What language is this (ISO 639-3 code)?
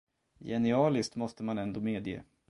swe